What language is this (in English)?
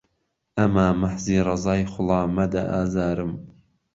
Central Kurdish